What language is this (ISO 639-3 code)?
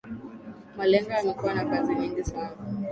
swa